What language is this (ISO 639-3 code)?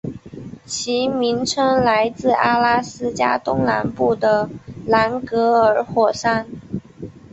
zho